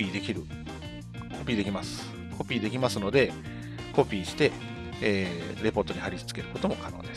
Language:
Japanese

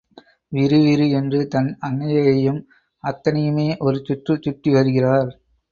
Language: Tamil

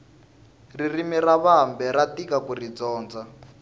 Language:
Tsonga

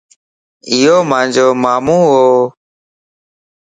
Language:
Lasi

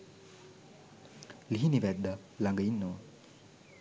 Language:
Sinhala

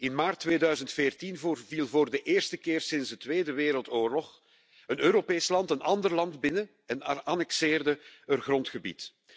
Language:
Dutch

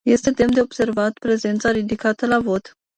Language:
Romanian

